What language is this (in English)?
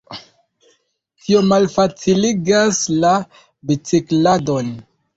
Esperanto